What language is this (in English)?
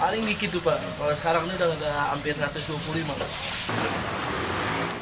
Indonesian